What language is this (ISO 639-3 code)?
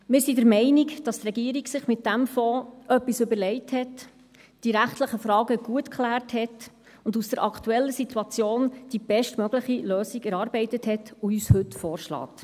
gsw